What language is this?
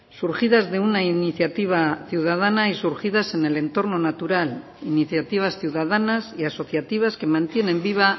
Spanish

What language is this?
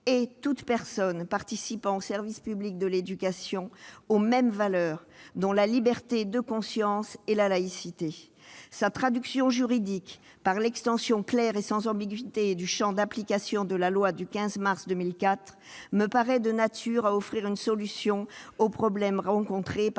French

